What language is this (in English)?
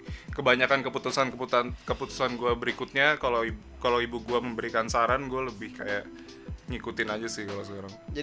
Indonesian